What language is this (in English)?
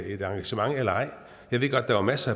Danish